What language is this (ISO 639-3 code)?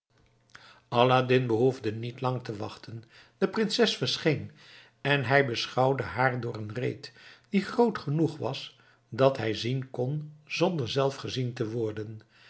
nld